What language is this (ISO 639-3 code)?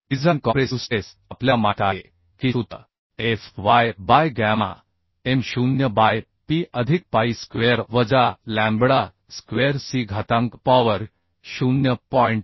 mar